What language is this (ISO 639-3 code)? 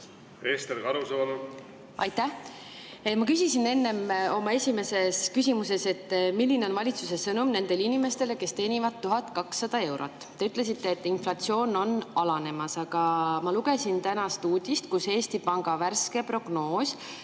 est